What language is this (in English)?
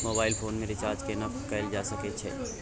Maithili